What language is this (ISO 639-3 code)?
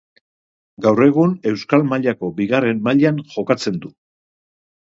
eus